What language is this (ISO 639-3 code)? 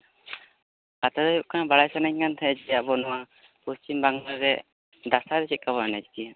sat